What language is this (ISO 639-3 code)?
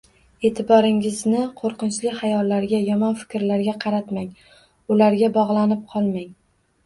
uzb